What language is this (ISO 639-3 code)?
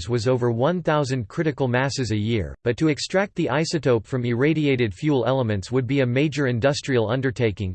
eng